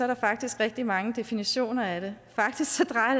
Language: Danish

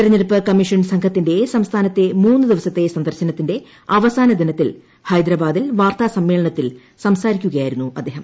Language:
Malayalam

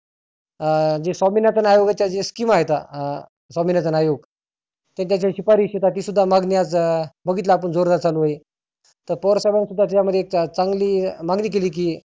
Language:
Marathi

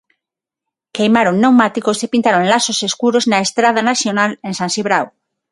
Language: Galician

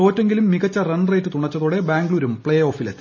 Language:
Malayalam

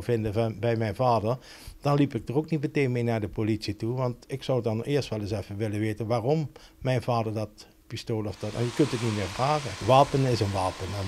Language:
Dutch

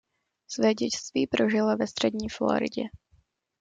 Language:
Czech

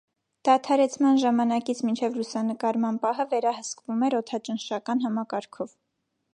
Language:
Armenian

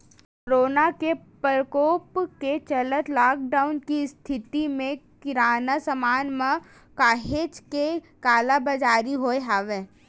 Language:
Chhattisgarhi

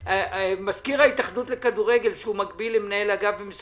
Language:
Hebrew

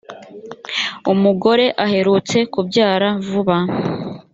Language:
Kinyarwanda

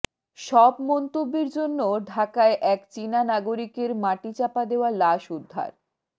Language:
Bangla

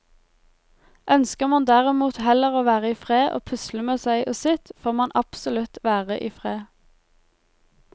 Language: Norwegian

